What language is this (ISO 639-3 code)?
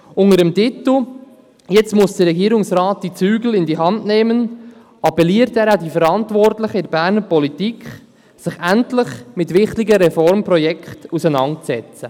gsw